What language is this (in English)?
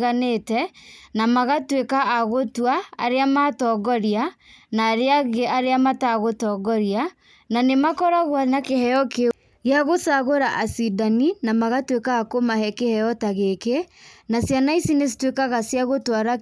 Kikuyu